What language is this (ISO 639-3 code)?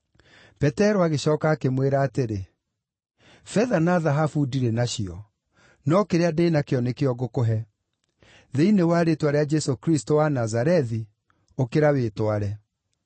kik